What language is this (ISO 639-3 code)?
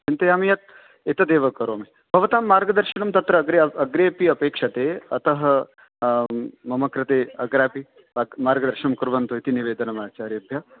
san